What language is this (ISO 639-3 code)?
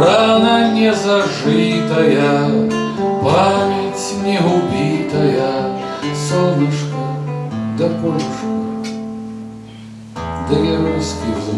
rus